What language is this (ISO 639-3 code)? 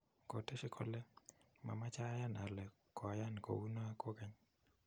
kln